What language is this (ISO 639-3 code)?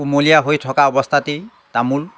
asm